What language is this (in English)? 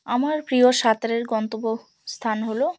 Bangla